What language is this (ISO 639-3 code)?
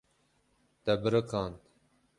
kur